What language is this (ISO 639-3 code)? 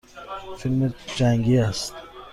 fas